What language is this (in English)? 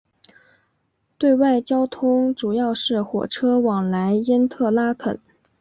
Chinese